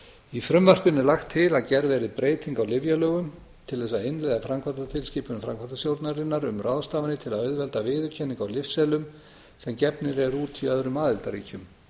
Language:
Icelandic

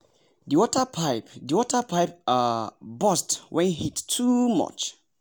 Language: Nigerian Pidgin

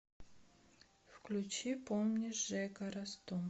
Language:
Russian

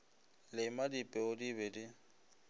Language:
Northern Sotho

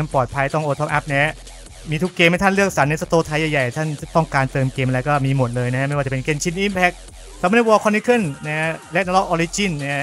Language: Thai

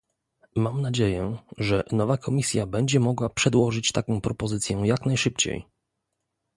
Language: Polish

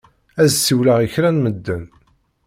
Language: Kabyle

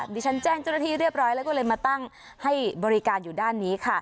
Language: Thai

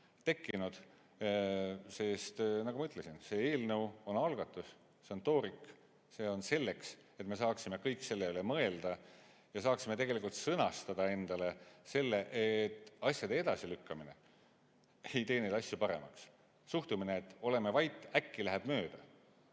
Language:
Estonian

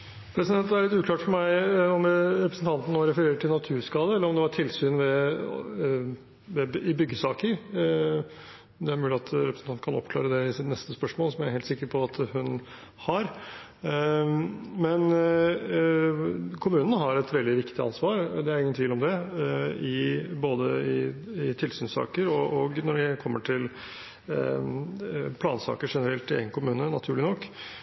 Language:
Norwegian Bokmål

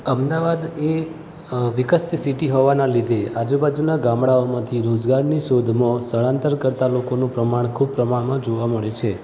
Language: Gujarati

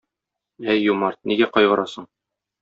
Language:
Tatar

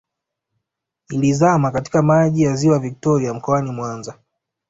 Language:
Swahili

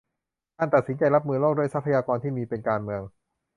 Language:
Thai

